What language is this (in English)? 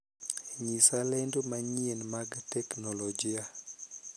Luo (Kenya and Tanzania)